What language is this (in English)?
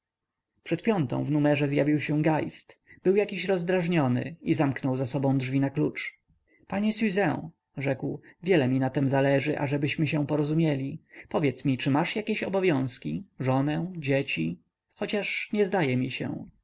Polish